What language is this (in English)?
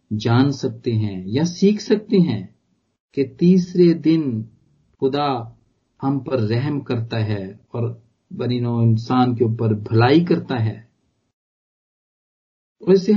Punjabi